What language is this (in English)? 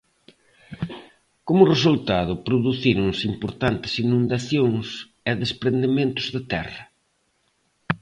Galician